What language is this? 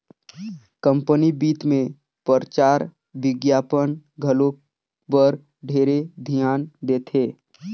Chhattisgarhi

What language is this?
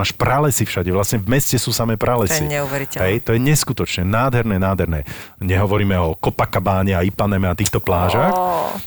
Slovak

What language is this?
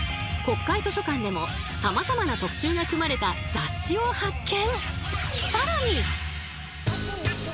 Japanese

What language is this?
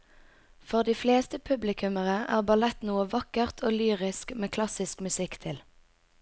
Norwegian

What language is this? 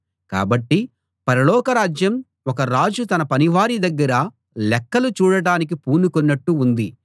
Telugu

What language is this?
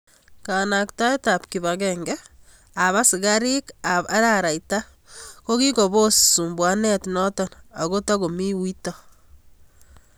Kalenjin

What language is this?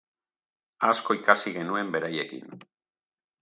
Basque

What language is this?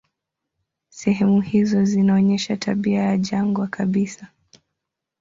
Swahili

